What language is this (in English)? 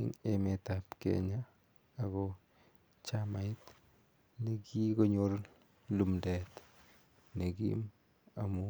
Kalenjin